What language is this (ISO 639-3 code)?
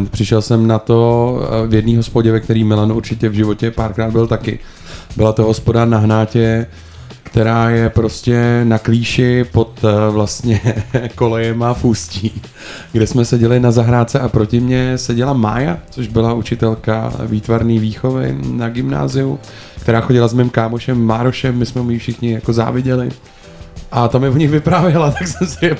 ces